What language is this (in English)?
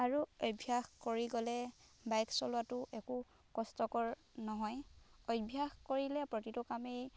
Assamese